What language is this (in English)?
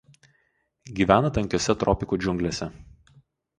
Lithuanian